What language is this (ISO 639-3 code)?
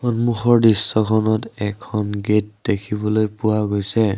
asm